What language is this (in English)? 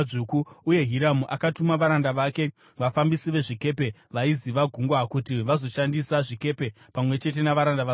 Shona